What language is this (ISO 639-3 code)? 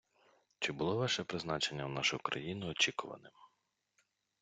ukr